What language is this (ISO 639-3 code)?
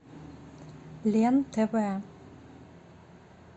rus